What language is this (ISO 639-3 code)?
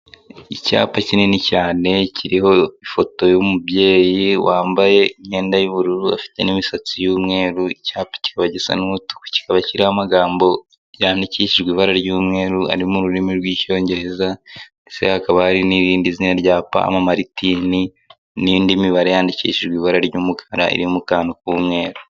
kin